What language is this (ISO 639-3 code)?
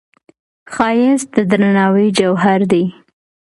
pus